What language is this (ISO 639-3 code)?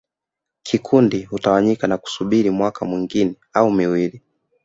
swa